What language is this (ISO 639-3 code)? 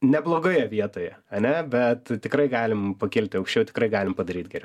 lit